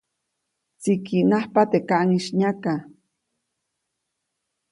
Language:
Copainalá Zoque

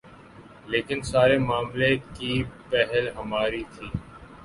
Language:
Urdu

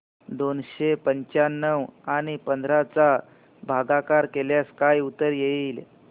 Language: Marathi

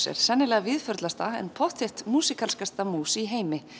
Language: Icelandic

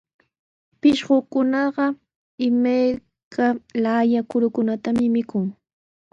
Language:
Sihuas Ancash Quechua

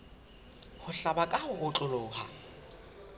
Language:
Southern Sotho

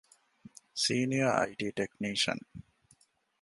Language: Divehi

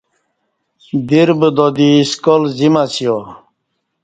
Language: Kati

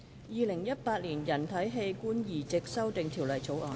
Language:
Cantonese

